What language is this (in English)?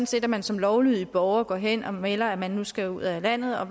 Danish